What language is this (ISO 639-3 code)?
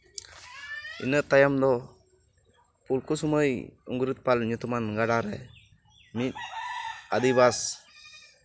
sat